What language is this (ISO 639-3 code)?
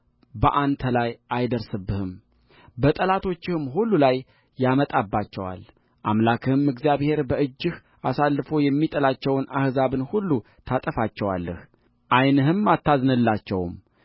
amh